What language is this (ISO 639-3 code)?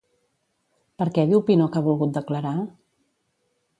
cat